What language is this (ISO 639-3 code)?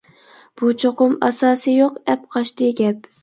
uig